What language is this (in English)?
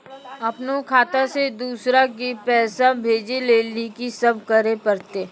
Maithili